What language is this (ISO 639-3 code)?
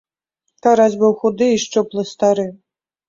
bel